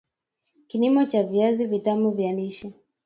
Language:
Swahili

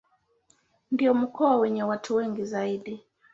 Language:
Swahili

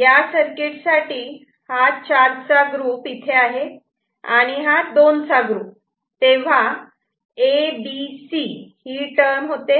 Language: Marathi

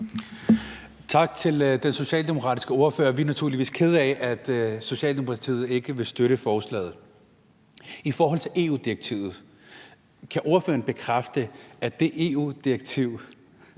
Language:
Danish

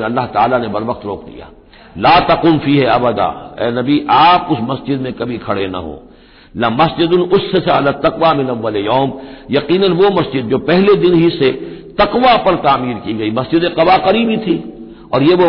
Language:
Hindi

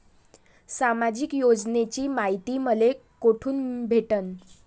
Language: Marathi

